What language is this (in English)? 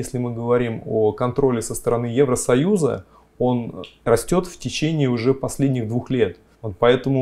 Russian